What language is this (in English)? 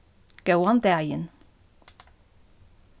Faroese